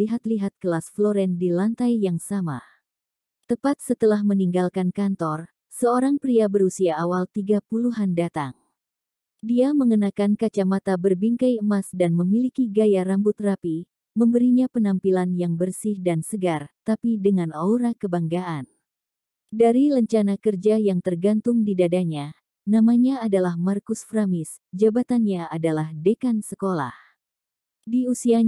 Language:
Indonesian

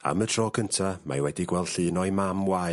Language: Welsh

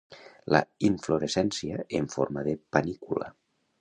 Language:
Catalan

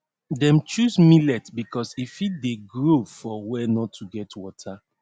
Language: Nigerian Pidgin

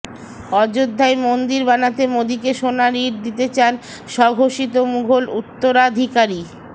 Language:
Bangla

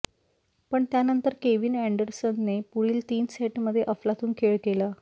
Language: Marathi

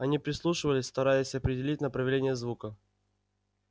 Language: Russian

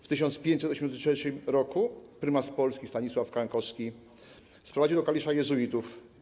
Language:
Polish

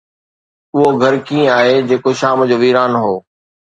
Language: Sindhi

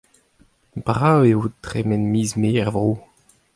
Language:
Breton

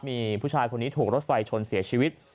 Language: Thai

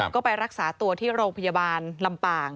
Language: Thai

